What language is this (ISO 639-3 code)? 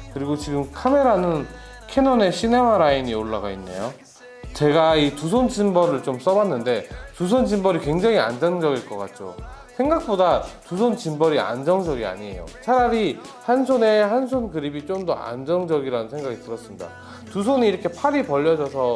kor